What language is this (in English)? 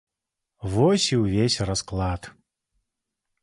Belarusian